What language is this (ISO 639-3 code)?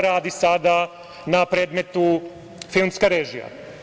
srp